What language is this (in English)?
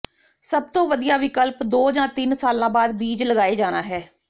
Punjabi